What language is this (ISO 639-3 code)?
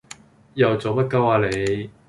yue